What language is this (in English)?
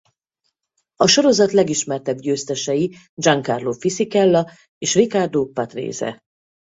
Hungarian